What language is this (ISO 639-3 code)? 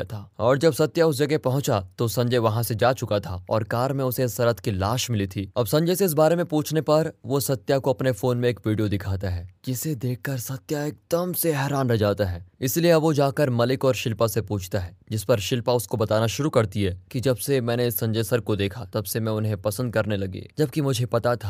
hin